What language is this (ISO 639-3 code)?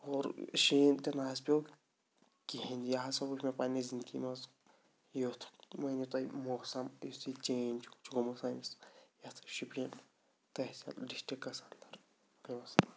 kas